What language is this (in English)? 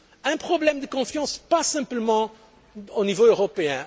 French